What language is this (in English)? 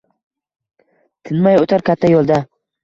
Uzbek